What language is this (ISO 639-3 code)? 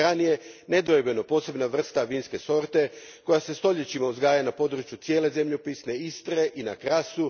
hrv